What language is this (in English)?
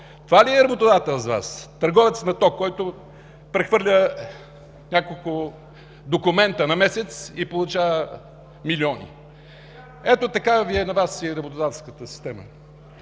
Bulgarian